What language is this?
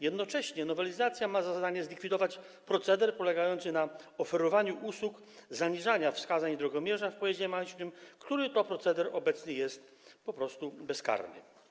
Polish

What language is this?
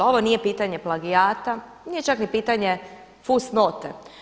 Croatian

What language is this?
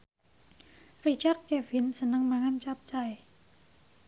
Javanese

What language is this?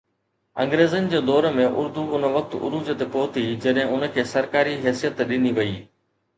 Sindhi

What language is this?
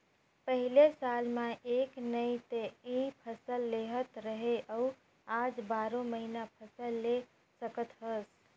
Chhattisgarhi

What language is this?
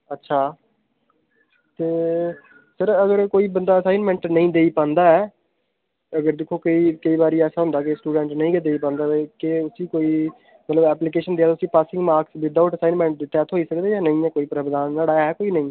Dogri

